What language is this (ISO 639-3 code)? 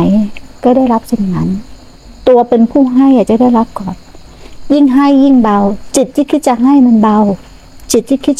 tha